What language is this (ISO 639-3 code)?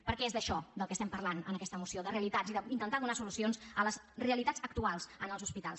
cat